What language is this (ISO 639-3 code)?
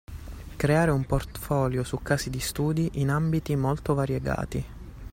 ita